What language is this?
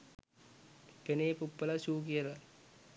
Sinhala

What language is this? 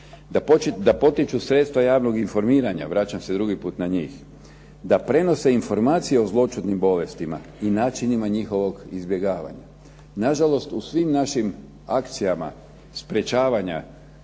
Croatian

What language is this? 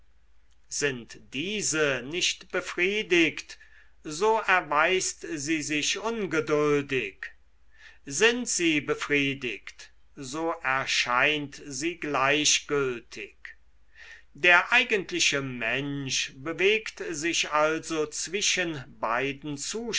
German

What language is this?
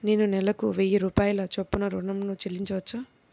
Telugu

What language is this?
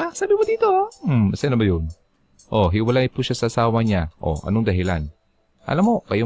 Filipino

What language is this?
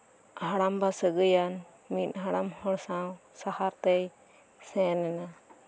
Santali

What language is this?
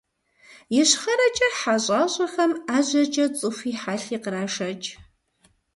Kabardian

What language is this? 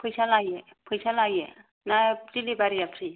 Bodo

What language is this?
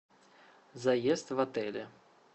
Russian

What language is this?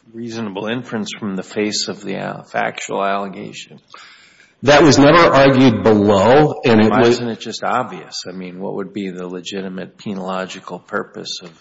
English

